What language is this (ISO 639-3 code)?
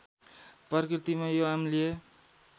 nep